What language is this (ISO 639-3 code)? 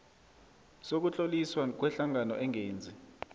nbl